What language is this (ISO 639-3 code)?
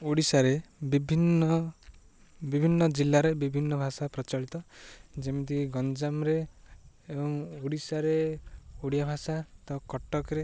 ori